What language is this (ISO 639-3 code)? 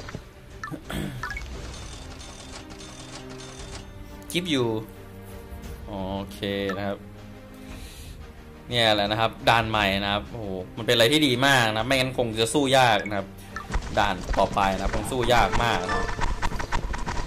tha